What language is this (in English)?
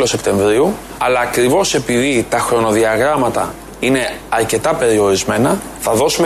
Greek